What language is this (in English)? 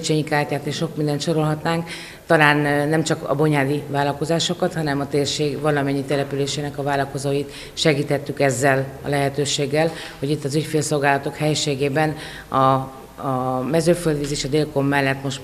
Hungarian